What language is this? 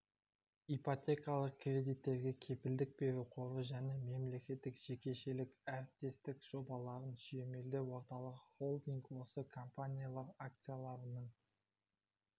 Kazakh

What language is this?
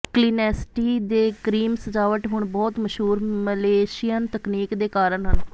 Punjabi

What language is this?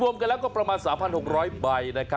Thai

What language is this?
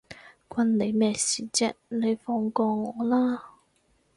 Cantonese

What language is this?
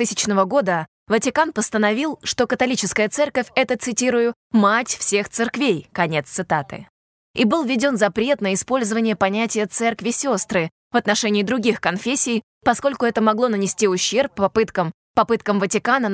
Russian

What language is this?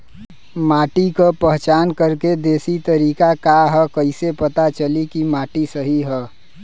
Bhojpuri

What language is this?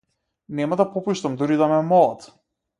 Macedonian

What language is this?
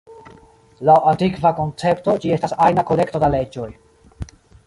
Esperanto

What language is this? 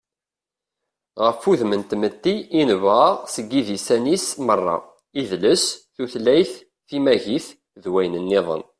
Kabyle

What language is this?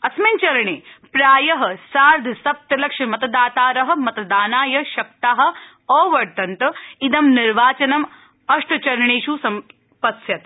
Sanskrit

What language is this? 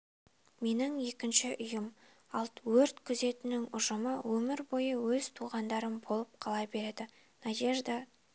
Kazakh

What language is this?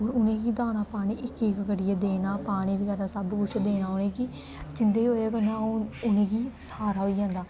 Dogri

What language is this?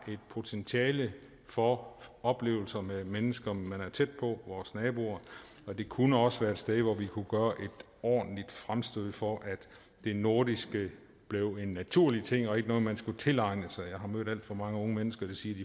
Danish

